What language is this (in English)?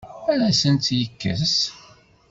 Kabyle